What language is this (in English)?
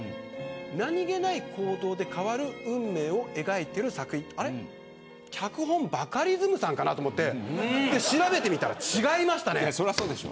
Japanese